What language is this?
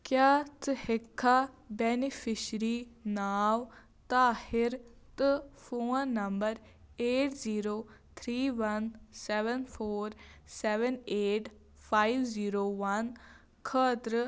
Kashmiri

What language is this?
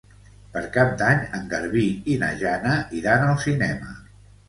Catalan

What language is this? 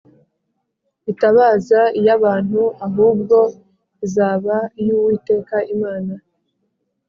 Kinyarwanda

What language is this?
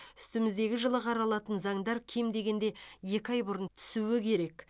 Kazakh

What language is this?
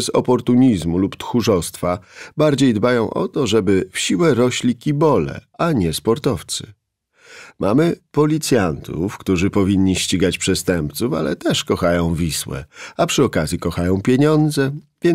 Polish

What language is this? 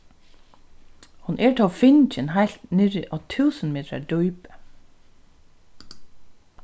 Faroese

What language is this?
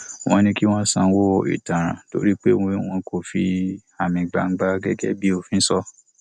Yoruba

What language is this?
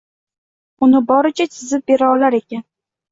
Uzbek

